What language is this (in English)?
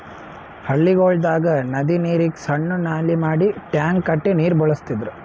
Kannada